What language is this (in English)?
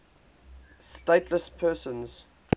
English